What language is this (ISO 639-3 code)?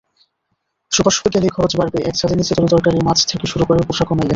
ben